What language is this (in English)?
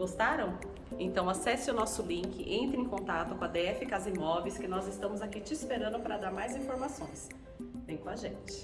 Portuguese